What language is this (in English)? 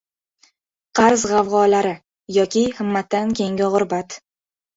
Uzbek